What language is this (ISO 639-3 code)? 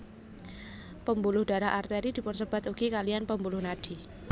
jav